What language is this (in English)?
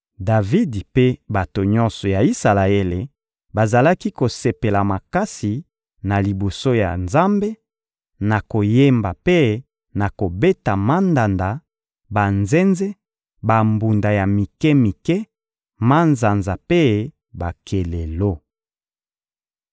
Lingala